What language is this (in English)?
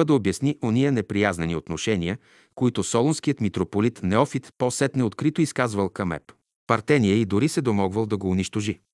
Bulgarian